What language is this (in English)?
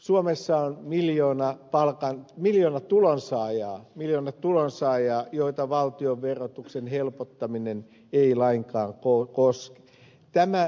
Finnish